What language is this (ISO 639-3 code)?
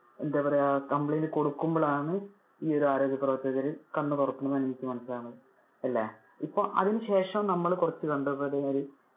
mal